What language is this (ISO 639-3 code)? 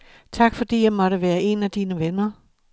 dan